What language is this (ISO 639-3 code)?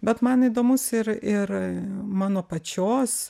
lit